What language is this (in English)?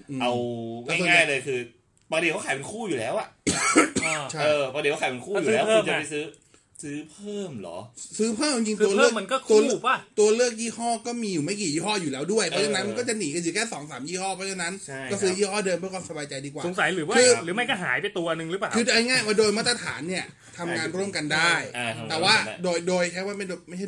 Thai